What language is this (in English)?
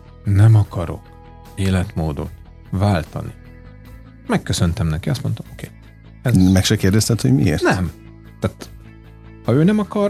Hungarian